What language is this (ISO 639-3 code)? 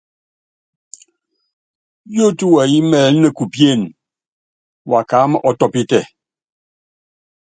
yav